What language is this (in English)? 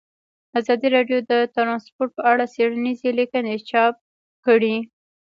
Pashto